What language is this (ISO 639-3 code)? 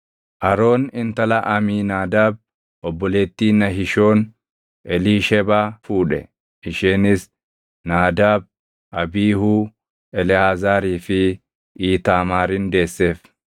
orm